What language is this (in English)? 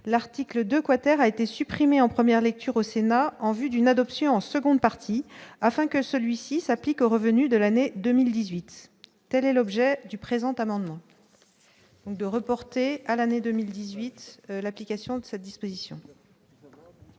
French